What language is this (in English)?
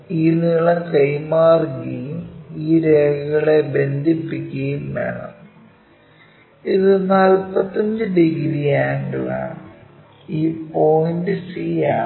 Malayalam